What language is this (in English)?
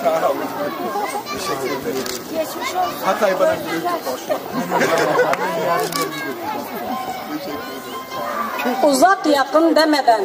Turkish